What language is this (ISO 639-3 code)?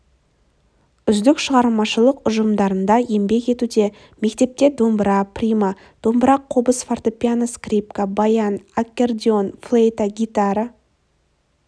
kaz